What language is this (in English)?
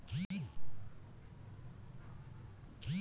Magahi